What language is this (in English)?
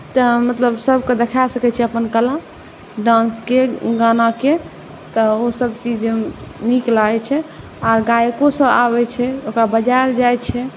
Maithili